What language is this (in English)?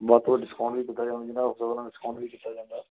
Punjabi